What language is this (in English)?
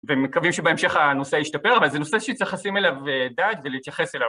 Hebrew